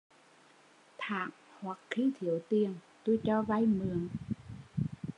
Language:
Vietnamese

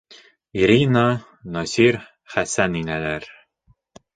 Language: Bashkir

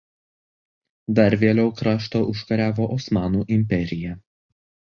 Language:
Lithuanian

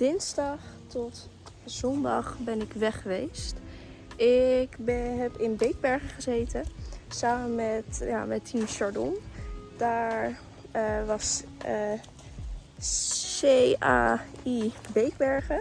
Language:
Dutch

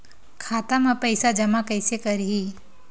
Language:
Chhattisgarhi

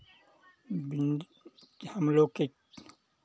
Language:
Hindi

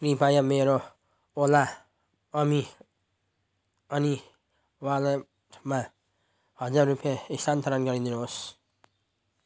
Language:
Nepali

